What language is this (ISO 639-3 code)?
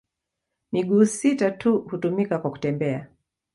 swa